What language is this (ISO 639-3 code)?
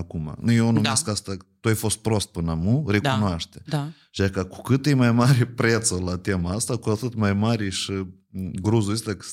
ron